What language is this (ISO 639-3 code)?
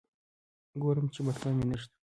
pus